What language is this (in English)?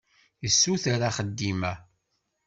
Kabyle